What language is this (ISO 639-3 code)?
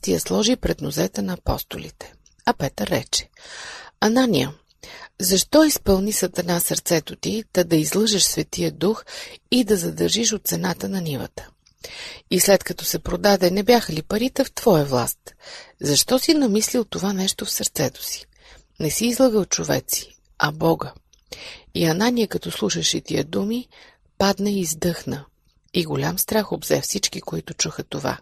bul